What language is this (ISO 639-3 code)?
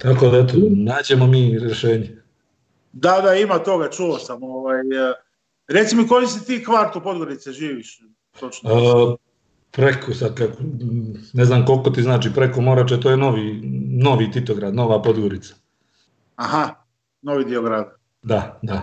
hrv